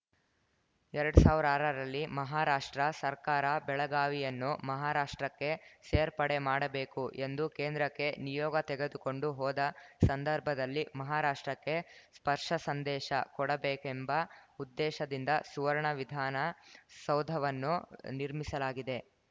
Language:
Kannada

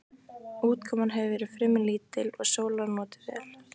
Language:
Icelandic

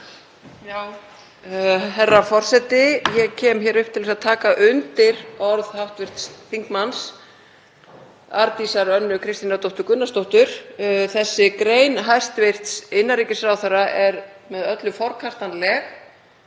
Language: Icelandic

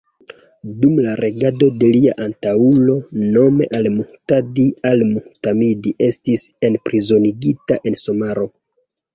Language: Esperanto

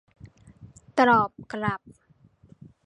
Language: Thai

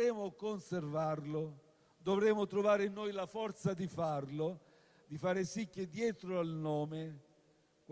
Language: Italian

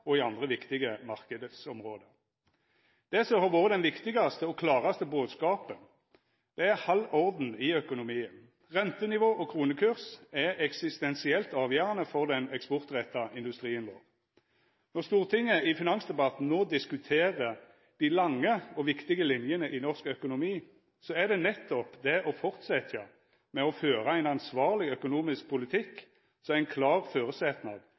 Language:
Norwegian Nynorsk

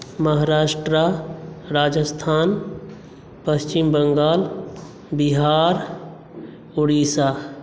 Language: Maithili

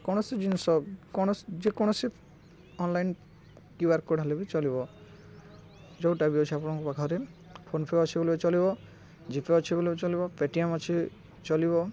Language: Odia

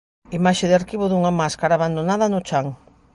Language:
Galician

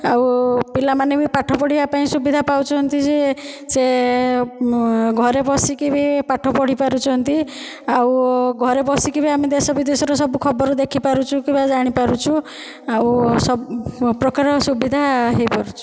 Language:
Odia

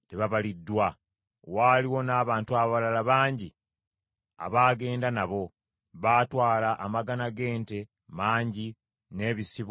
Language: Ganda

